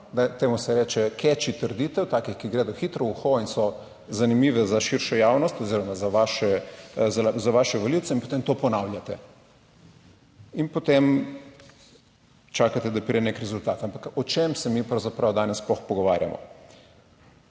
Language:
Slovenian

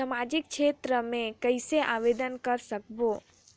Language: Chhattisgarhi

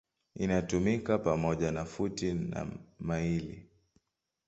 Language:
Swahili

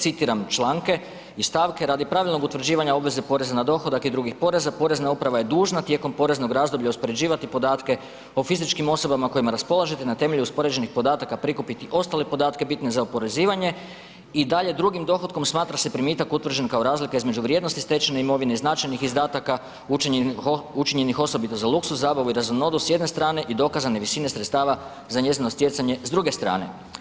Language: Croatian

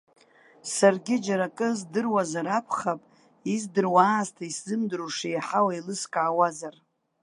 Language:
Abkhazian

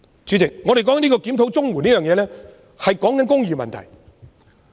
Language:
Cantonese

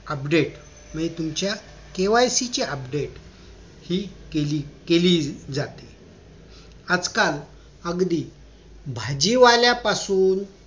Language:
Marathi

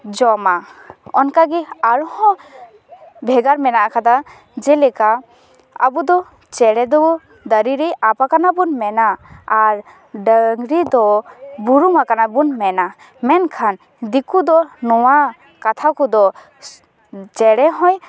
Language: Santali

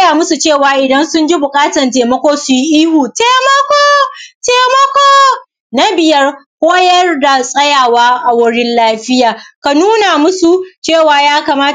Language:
Hausa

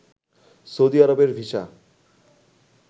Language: Bangla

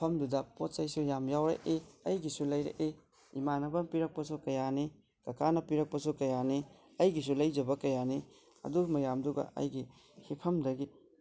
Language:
Manipuri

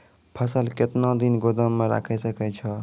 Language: Maithili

